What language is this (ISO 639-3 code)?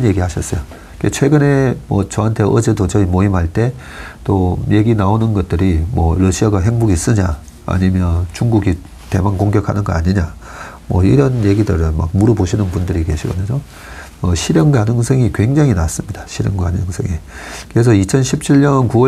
kor